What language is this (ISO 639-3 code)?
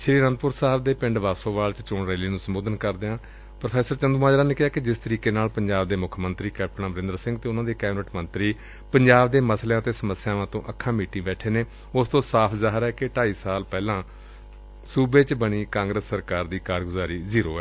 pan